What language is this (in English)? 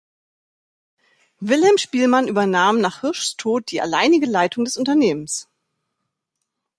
German